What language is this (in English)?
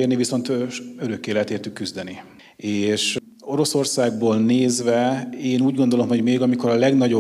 Hungarian